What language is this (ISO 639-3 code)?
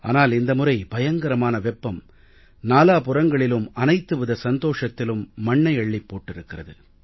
tam